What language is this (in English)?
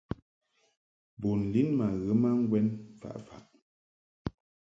Mungaka